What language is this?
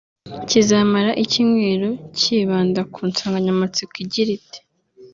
Kinyarwanda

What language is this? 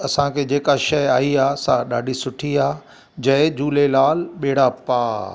Sindhi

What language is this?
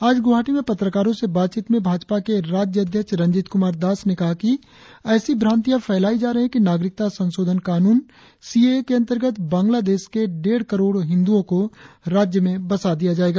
Hindi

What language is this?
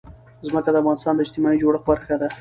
Pashto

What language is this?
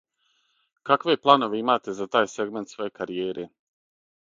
Serbian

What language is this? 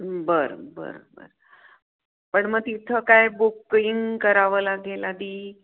Marathi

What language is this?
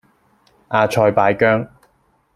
Cantonese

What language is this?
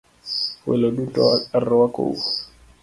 Luo (Kenya and Tanzania)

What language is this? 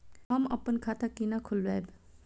Maithili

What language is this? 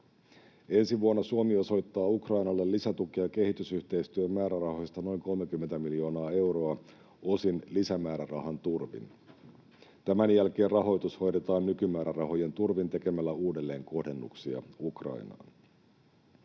Finnish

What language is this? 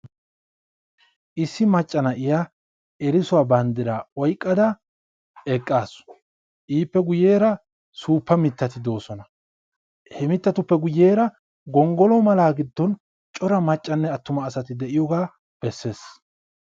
Wolaytta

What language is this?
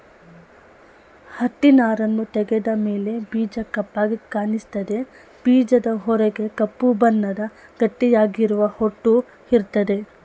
Kannada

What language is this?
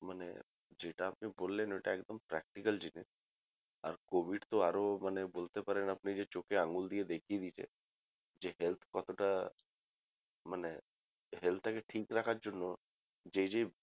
Bangla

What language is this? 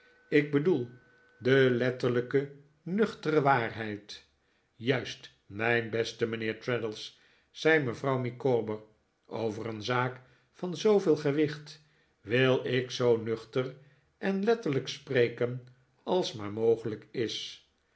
Dutch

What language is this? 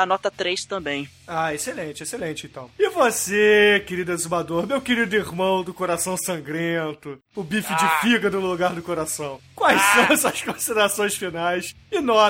Portuguese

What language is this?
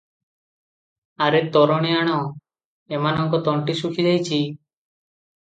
Odia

